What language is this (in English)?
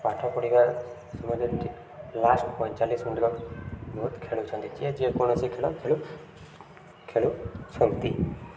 Odia